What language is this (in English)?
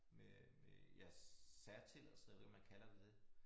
Danish